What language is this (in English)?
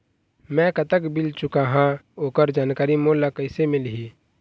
Chhattisgarhi